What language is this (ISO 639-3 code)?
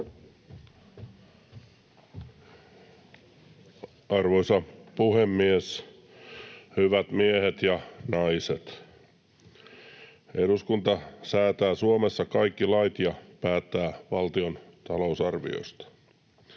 fin